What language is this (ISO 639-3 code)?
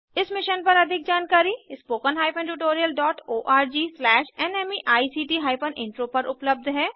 hin